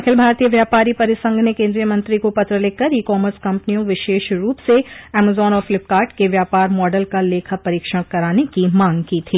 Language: Hindi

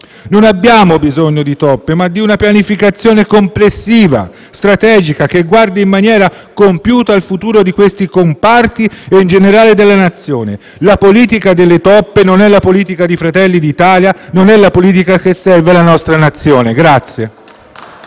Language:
Italian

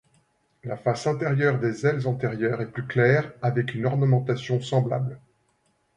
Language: French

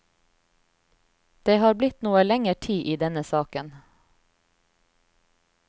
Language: Norwegian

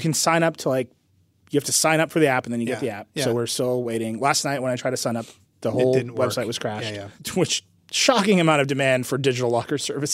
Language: English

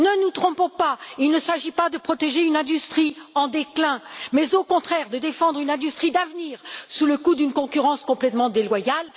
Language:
French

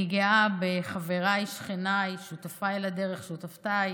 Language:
Hebrew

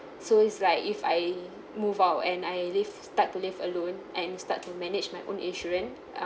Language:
English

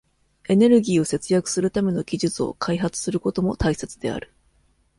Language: Japanese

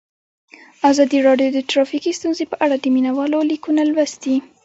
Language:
Pashto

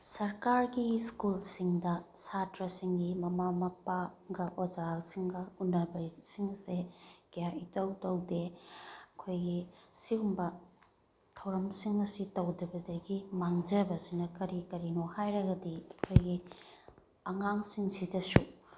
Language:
Manipuri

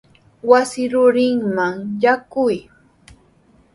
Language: Sihuas Ancash Quechua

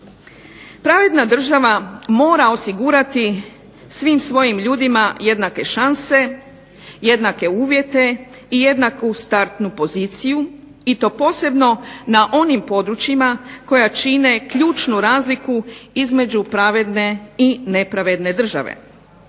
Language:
Croatian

